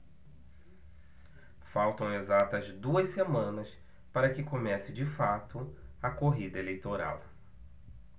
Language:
Portuguese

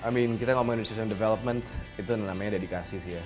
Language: Indonesian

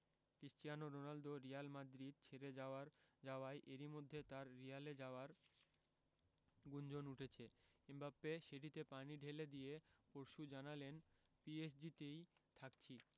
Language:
Bangla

